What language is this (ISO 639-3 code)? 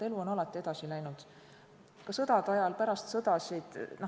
est